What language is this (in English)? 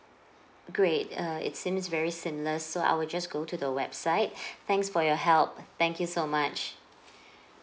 English